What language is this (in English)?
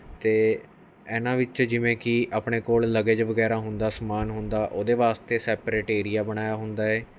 Punjabi